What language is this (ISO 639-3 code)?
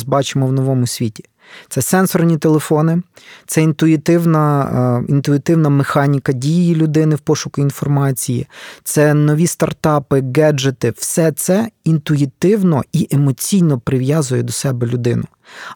ukr